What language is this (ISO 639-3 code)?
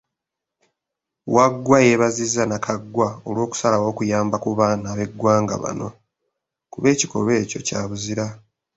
lug